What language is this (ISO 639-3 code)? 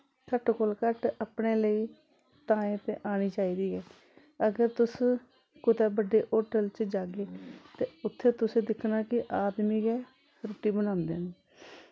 doi